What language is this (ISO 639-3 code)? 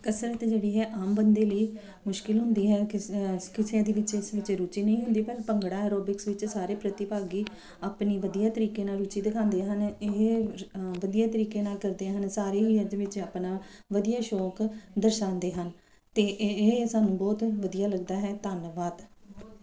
pan